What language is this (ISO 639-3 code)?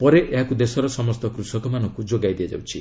ori